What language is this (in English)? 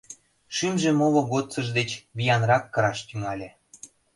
Mari